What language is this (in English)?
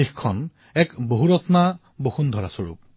Assamese